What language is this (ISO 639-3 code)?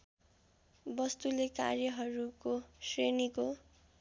nep